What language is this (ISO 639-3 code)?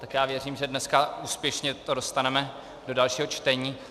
ces